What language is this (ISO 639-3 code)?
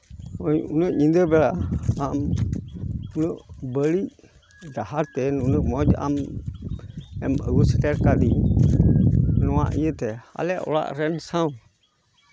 sat